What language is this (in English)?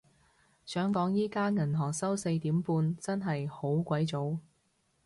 Cantonese